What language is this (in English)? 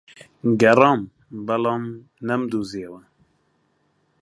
Central Kurdish